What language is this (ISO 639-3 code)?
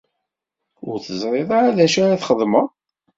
kab